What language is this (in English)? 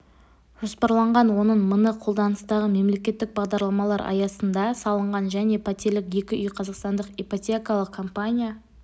Kazakh